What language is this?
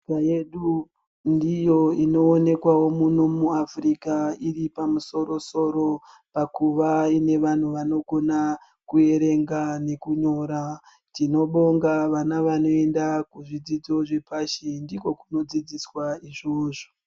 Ndau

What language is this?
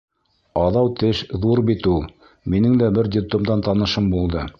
Bashkir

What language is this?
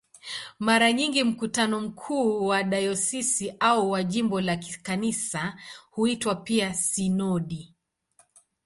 Swahili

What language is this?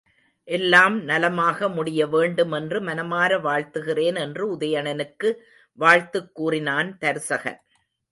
Tamil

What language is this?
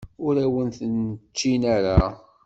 Kabyle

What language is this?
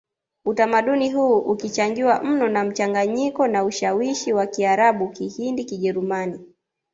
Swahili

